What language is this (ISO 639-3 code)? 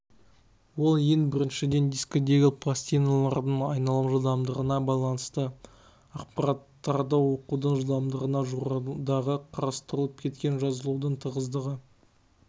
kaz